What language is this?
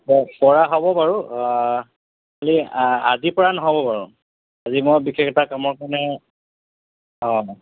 Assamese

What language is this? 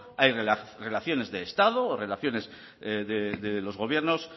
Spanish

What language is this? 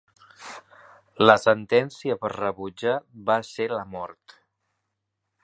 Catalan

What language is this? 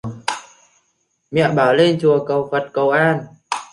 Vietnamese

